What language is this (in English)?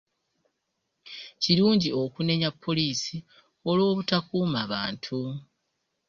Ganda